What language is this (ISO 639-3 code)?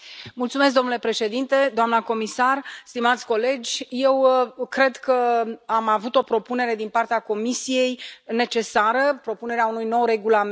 ron